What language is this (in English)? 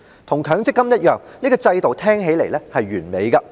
Cantonese